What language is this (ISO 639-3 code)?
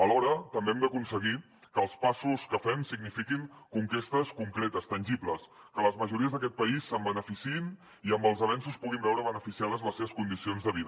cat